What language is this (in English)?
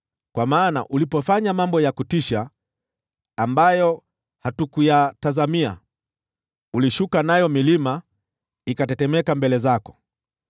Swahili